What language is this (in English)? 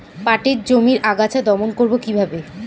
Bangla